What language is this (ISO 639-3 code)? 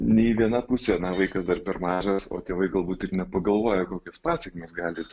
lit